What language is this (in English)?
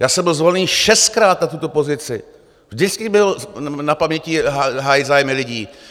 Czech